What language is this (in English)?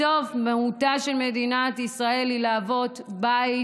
Hebrew